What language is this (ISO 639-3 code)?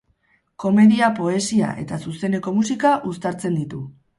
eus